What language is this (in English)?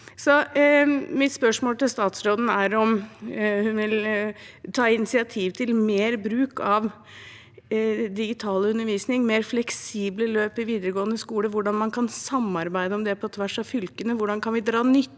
Norwegian